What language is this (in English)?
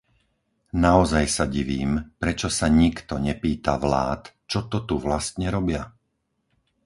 Slovak